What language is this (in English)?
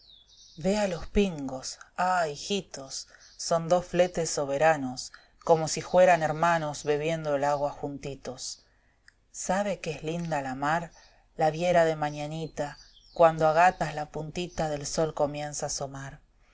Spanish